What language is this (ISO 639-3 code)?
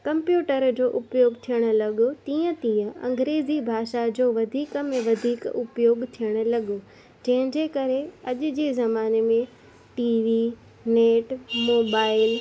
snd